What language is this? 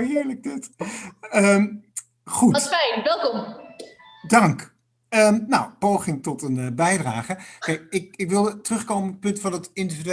Dutch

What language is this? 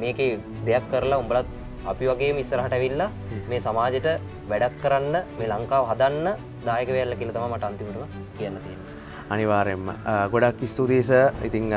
Indonesian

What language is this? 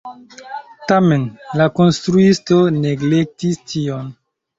Esperanto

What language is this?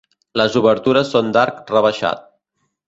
Catalan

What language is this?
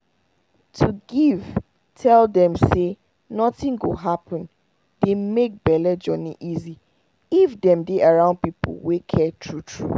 Nigerian Pidgin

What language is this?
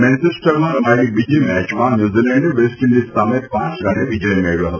Gujarati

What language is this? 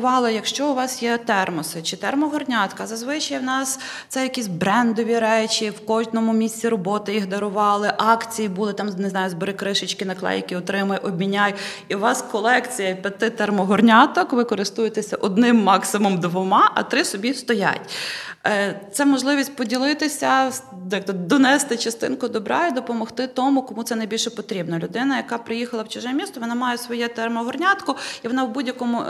Ukrainian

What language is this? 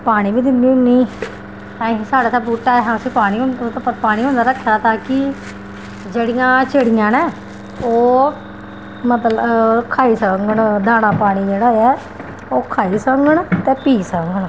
Dogri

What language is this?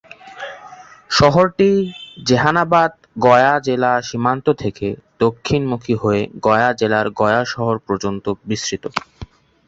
Bangla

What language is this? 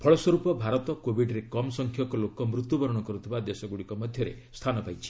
Odia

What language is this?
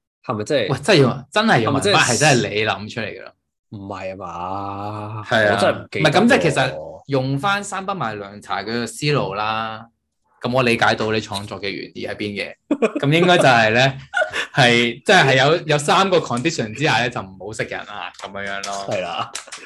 Chinese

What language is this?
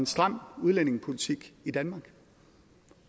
Danish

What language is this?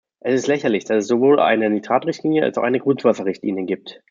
German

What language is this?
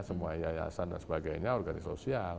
Indonesian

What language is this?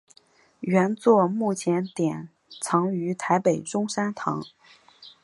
Chinese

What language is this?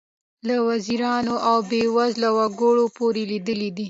Pashto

